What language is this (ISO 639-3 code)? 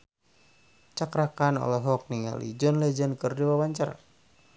sun